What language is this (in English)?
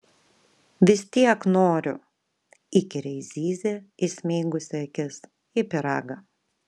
Lithuanian